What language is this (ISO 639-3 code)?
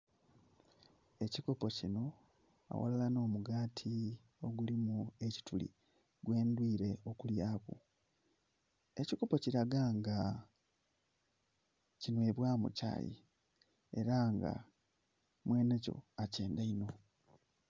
xog